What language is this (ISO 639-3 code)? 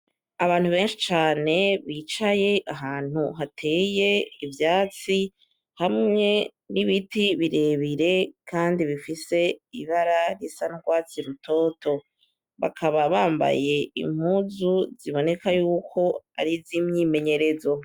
run